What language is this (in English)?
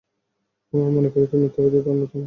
Bangla